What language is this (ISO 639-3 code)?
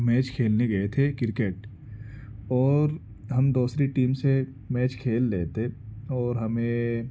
urd